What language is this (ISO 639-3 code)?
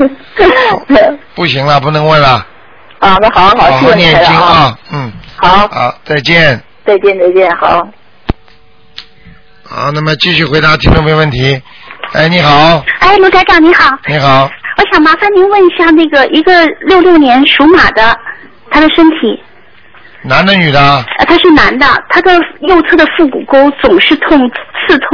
zho